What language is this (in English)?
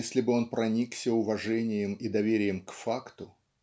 Russian